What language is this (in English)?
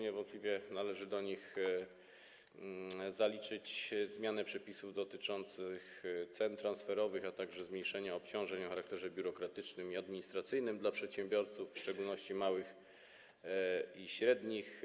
Polish